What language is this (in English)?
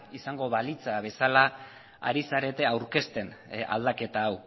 Basque